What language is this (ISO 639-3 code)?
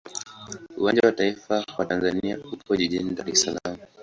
swa